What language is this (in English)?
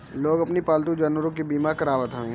Bhojpuri